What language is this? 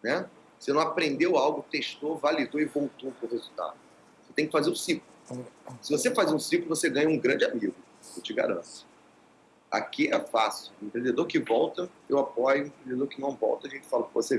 Portuguese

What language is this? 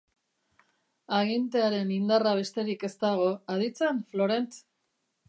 Basque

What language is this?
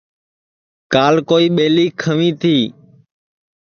Sansi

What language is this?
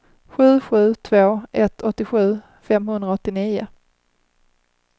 Swedish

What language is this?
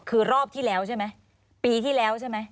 Thai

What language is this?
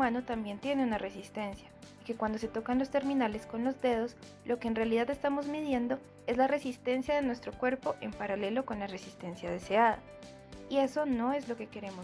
Spanish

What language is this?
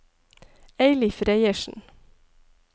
Norwegian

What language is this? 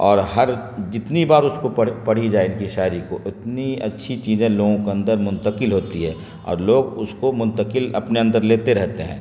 Urdu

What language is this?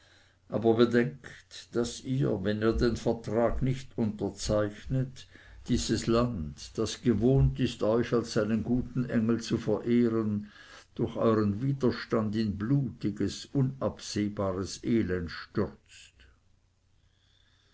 German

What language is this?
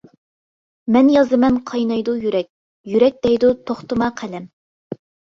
Uyghur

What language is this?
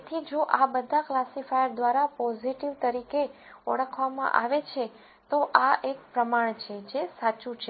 Gujarati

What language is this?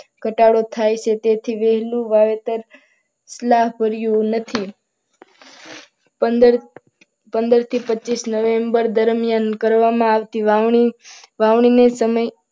Gujarati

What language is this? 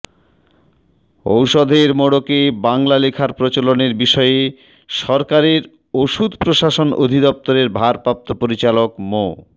Bangla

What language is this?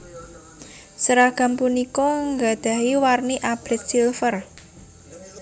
Javanese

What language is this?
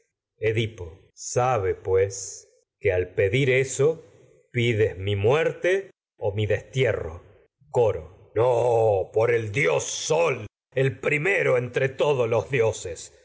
Spanish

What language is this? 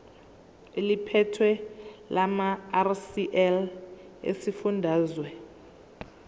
Zulu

